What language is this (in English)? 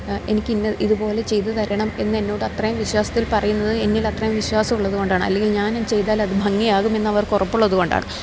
Malayalam